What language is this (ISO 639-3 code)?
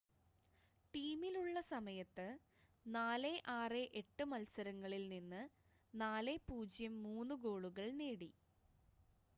mal